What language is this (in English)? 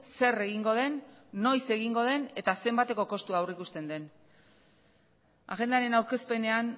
Basque